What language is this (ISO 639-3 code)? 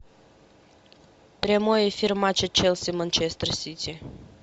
rus